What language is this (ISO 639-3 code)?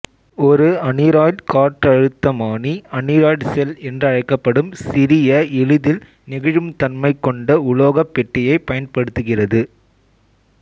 tam